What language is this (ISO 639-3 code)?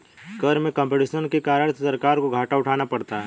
hin